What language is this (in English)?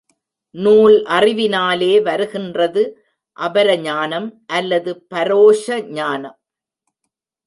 Tamil